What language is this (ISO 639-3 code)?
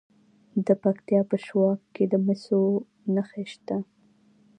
pus